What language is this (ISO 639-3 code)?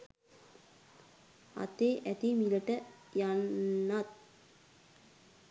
sin